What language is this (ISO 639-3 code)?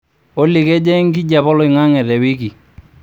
mas